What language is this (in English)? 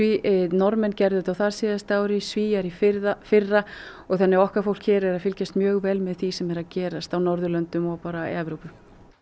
Icelandic